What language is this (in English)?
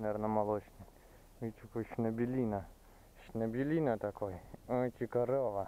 Russian